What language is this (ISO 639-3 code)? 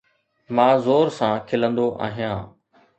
snd